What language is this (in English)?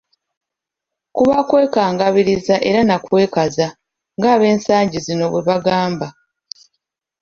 Ganda